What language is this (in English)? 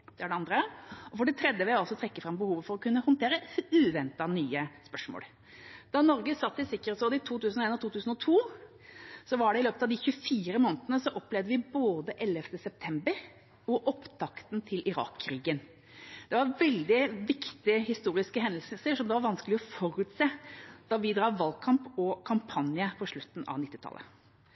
Norwegian Bokmål